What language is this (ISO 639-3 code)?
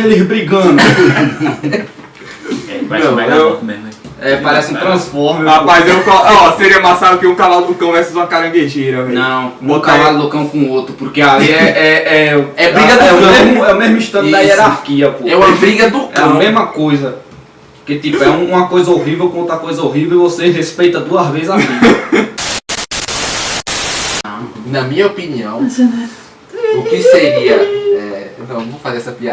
por